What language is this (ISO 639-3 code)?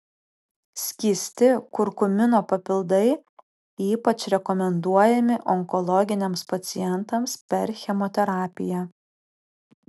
lit